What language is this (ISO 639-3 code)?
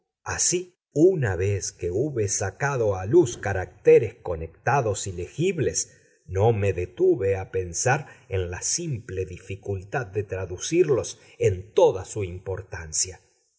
spa